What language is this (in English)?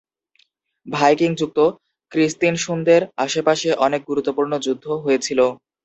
Bangla